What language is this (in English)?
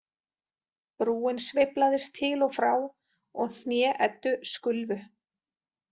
Icelandic